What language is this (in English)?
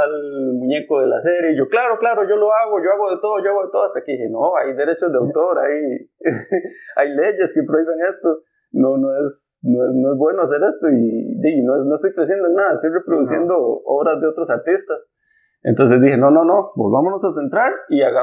Spanish